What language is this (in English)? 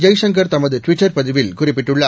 Tamil